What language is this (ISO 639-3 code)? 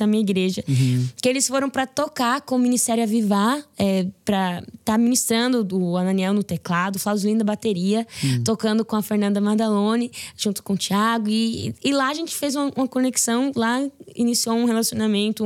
por